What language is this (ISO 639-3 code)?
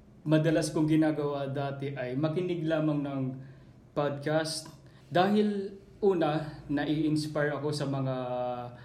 fil